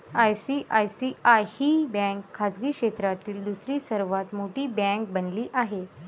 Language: Marathi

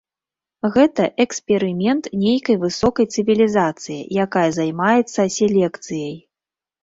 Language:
Belarusian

